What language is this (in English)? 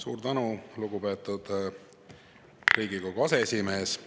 Estonian